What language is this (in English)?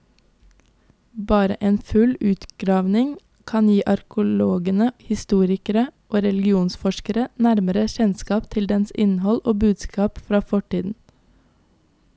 Norwegian